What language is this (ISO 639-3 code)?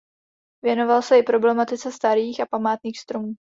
ces